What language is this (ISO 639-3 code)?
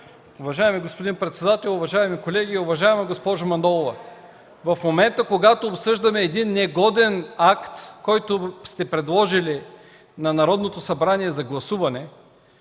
bul